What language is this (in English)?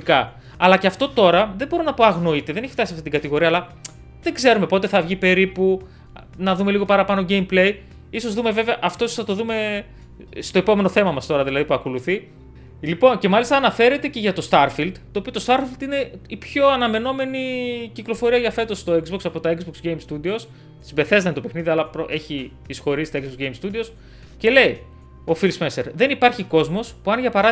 Greek